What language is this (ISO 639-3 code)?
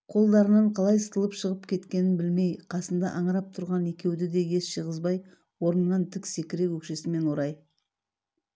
kaz